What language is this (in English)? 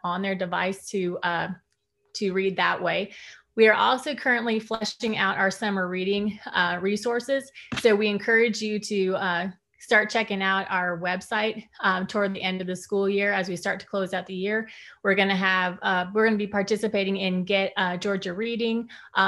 English